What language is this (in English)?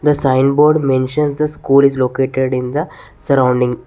English